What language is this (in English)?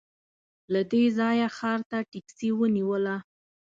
Pashto